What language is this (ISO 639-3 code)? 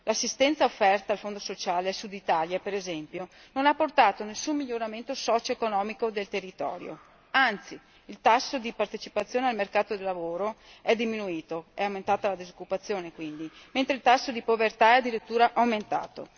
ita